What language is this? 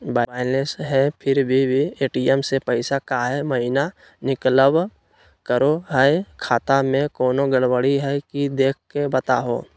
Magahi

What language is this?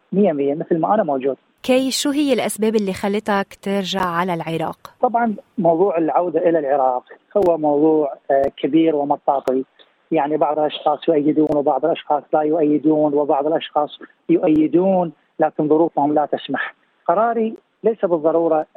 Arabic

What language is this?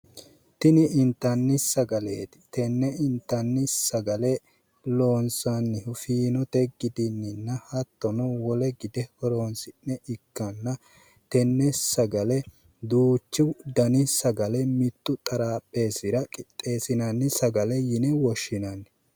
Sidamo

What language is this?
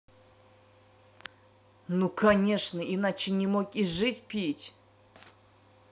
Russian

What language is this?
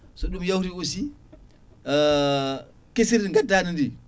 Fula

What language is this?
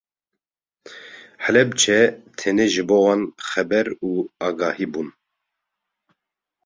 Kurdish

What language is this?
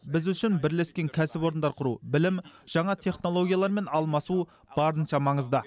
Kazakh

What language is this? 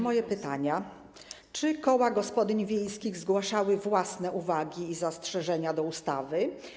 Polish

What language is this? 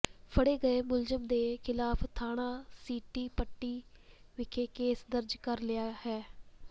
Punjabi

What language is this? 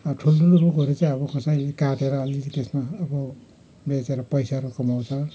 Nepali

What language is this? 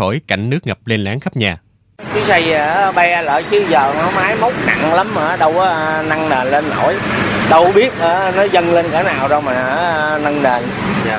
Vietnamese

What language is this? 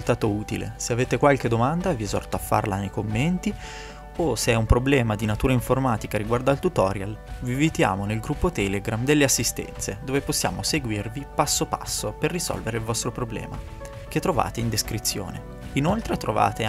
Italian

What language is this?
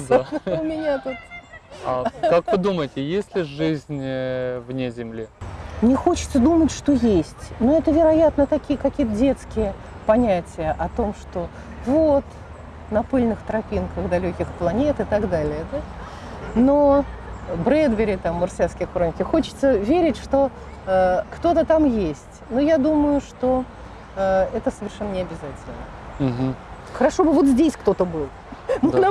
Russian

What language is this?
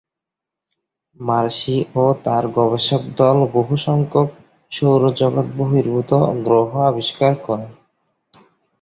Bangla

